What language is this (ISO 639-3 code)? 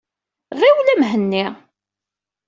kab